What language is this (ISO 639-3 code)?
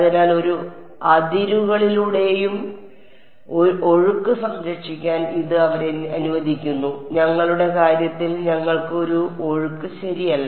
mal